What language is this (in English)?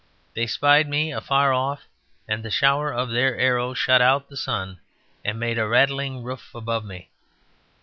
English